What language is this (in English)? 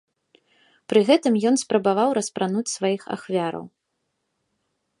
Belarusian